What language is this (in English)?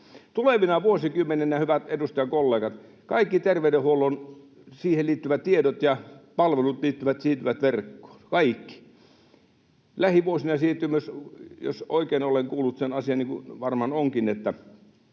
Finnish